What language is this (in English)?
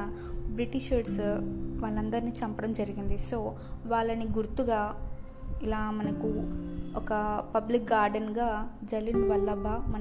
Telugu